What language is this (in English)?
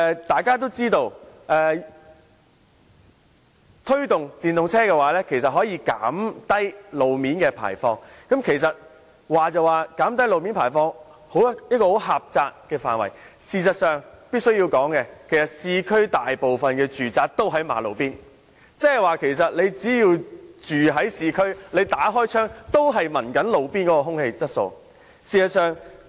Cantonese